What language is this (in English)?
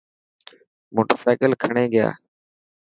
Dhatki